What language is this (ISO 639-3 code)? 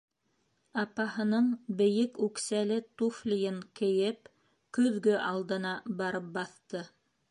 bak